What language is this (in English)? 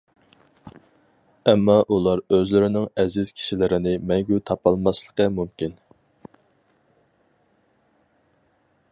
Uyghur